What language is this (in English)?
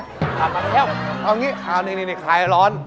Thai